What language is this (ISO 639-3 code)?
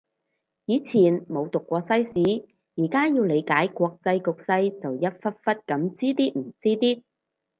yue